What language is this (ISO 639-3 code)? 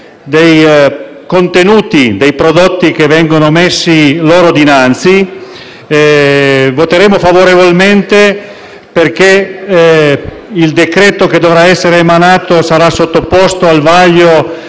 ita